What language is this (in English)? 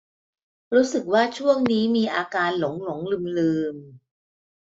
Thai